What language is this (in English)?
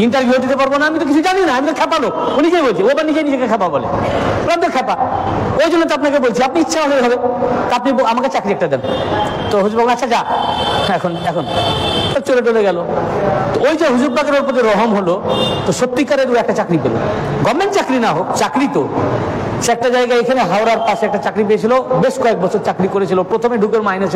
Bangla